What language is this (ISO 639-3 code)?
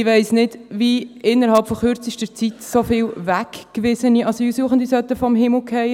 gsw